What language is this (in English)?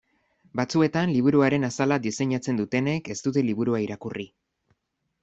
Basque